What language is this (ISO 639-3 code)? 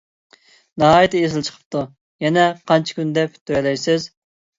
uig